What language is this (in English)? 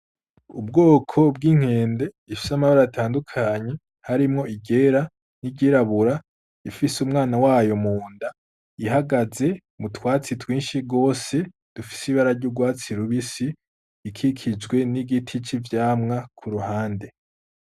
Rundi